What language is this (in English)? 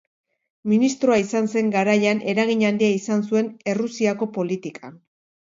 Basque